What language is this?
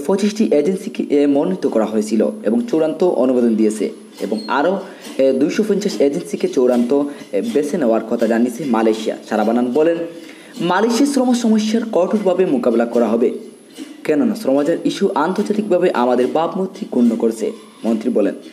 Romanian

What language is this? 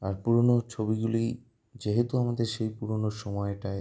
Bangla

